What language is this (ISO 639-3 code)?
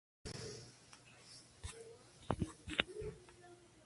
spa